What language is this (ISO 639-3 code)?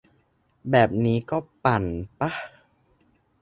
tha